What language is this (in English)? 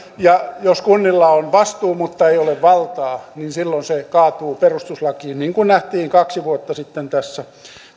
Finnish